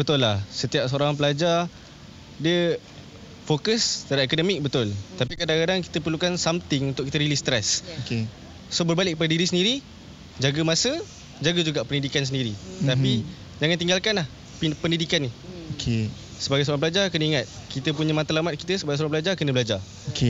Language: Malay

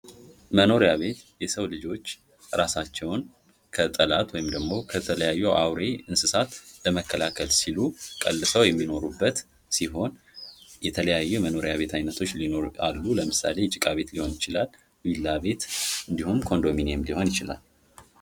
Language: Amharic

